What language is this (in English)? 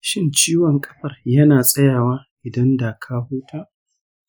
Hausa